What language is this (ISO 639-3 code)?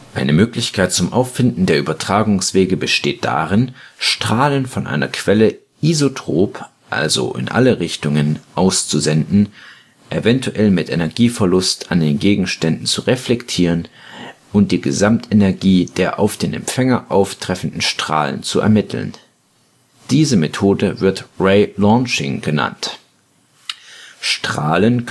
deu